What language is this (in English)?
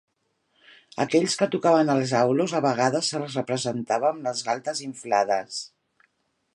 Catalan